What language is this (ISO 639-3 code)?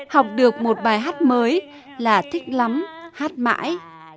vie